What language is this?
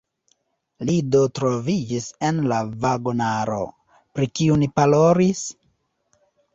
Esperanto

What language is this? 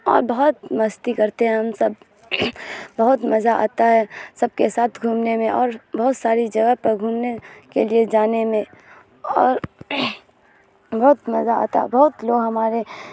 Urdu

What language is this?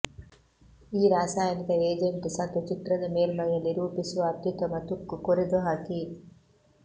Kannada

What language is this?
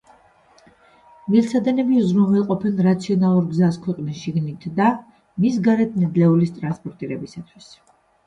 Georgian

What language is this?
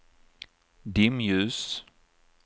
Swedish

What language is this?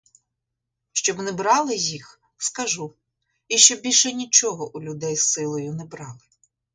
Ukrainian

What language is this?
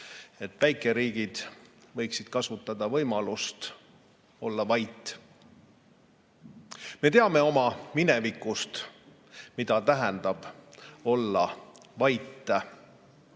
Estonian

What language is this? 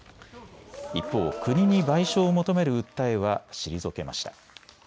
Japanese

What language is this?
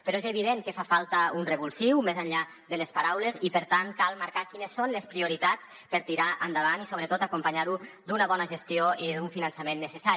Catalan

